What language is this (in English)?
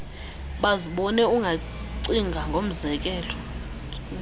Xhosa